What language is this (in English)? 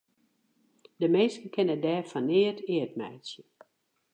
Western Frisian